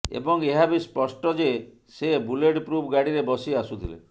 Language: Odia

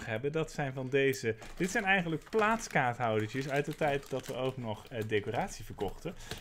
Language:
Dutch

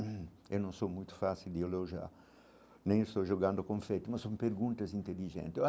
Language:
Portuguese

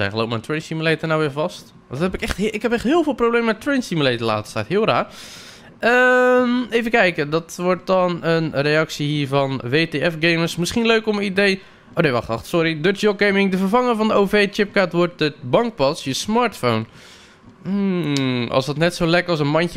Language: Dutch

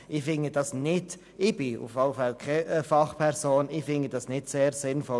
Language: Swiss German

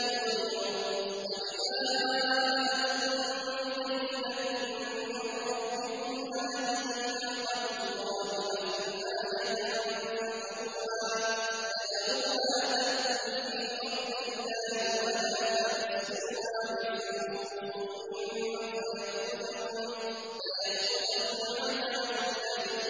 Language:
Arabic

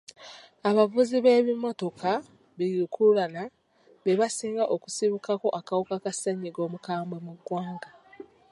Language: Ganda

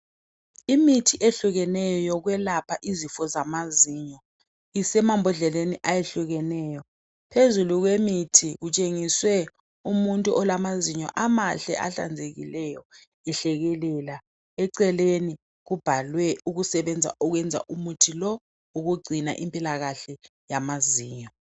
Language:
North Ndebele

